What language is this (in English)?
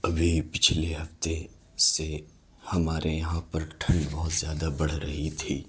Urdu